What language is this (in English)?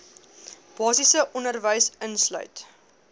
Afrikaans